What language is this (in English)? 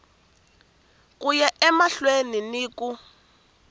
Tsonga